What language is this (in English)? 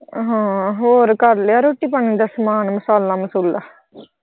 Punjabi